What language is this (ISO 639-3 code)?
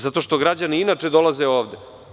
srp